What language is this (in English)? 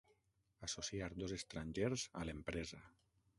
Catalan